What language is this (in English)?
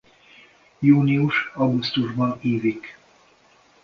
Hungarian